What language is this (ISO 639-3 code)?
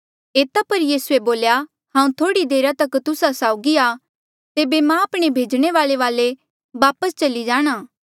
mjl